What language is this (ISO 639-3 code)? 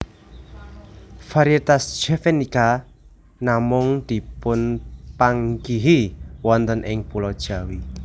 jav